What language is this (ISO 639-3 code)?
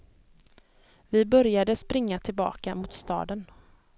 swe